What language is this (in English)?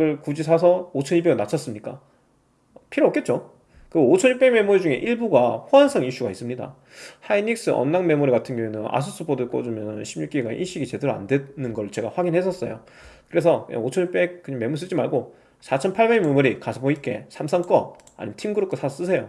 Korean